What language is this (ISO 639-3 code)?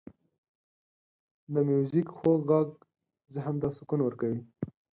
pus